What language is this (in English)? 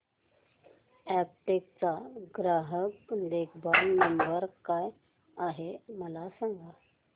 Marathi